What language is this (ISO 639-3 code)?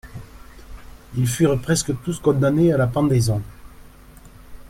fra